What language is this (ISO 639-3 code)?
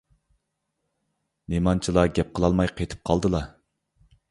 uig